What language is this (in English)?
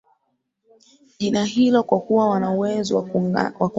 Swahili